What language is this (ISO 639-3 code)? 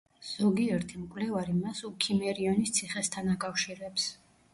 kat